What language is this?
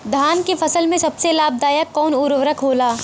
Bhojpuri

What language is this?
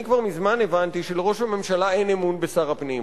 Hebrew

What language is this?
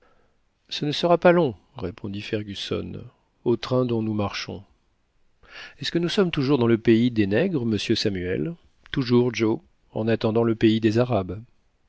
French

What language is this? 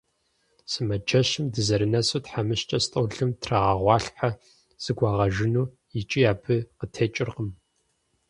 Kabardian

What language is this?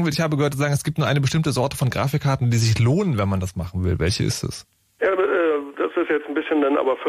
German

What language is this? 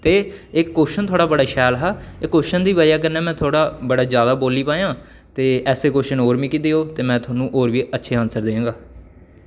Dogri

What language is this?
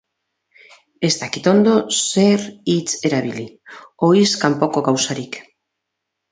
Basque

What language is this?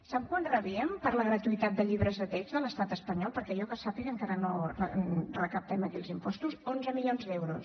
Catalan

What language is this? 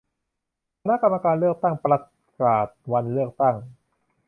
Thai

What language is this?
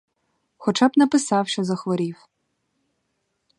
Ukrainian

